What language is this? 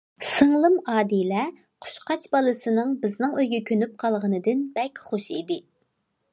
Uyghur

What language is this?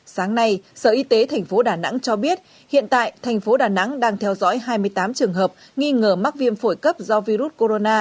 Vietnamese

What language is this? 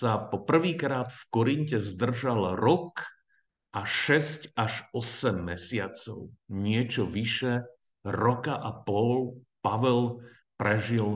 Slovak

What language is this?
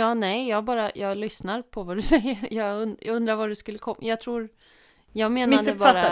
Swedish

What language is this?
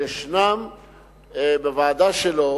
Hebrew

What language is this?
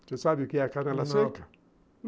Portuguese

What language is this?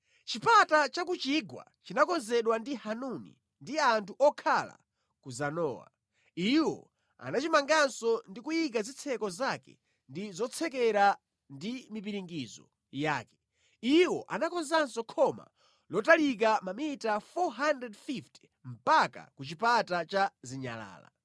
Nyanja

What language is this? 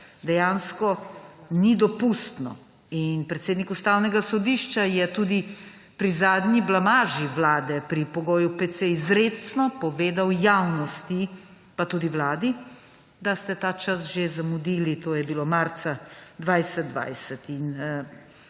Slovenian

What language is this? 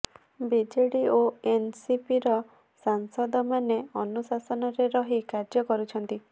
Odia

